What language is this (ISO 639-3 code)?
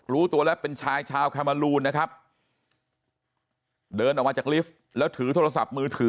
tha